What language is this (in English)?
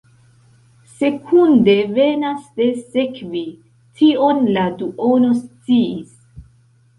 Esperanto